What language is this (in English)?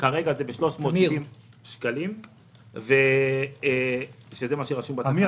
Hebrew